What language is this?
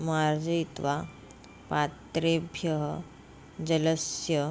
Sanskrit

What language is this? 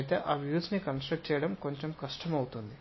Telugu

